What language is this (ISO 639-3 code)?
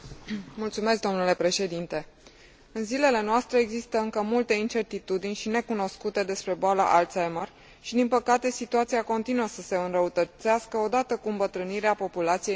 ron